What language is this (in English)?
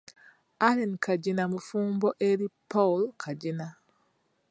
Ganda